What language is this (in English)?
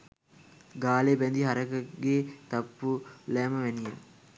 Sinhala